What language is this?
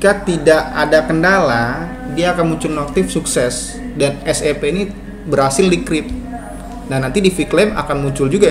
Indonesian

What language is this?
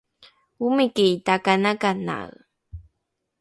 Rukai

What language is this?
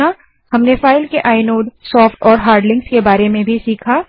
Hindi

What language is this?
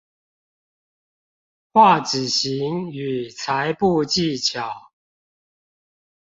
Chinese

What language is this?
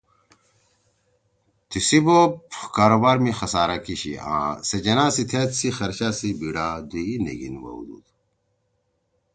Torwali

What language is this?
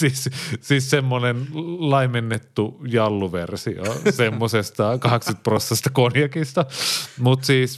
Finnish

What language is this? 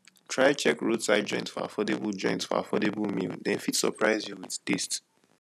Nigerian Pidgin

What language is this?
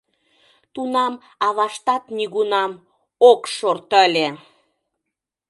Mari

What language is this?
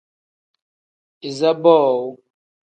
Tem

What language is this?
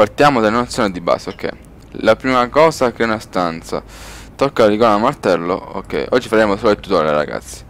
Italian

